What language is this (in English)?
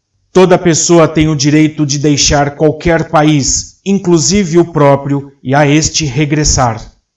Portuguese